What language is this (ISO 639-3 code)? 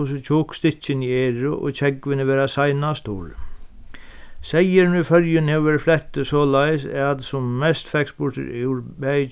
fao